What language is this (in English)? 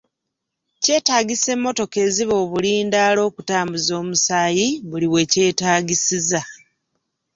Ganda